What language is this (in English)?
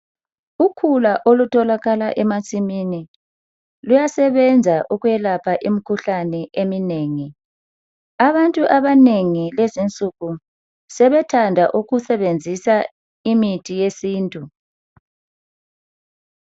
North Ndebele